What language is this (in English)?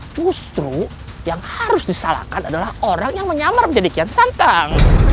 Indonesian